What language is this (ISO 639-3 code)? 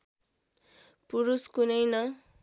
nep